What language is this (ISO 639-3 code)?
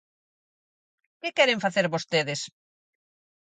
glg